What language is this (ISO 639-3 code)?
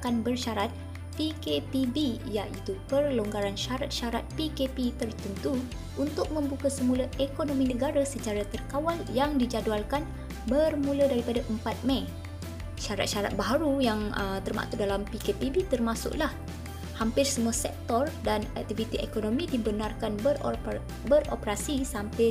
msa